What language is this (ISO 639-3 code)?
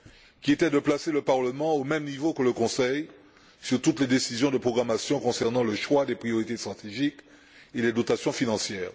fra